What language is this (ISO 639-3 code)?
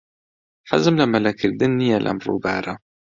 ckb